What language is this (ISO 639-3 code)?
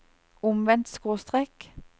nor